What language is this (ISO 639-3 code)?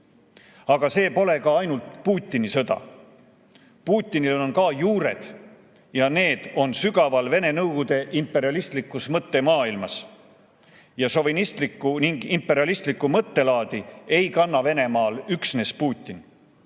est